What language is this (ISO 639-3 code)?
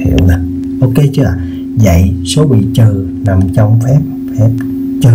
vie